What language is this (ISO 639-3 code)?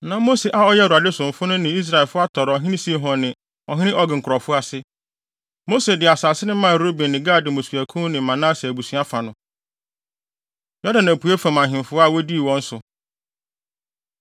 aka